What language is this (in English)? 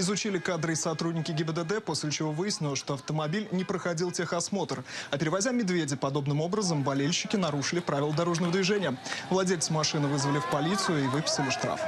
Russian